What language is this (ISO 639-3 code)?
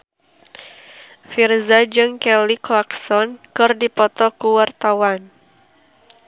sun